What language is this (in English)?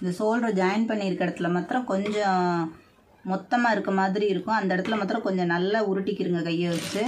Tamil